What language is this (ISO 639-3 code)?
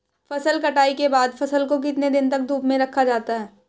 hin